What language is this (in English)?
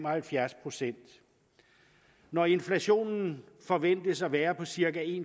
Danish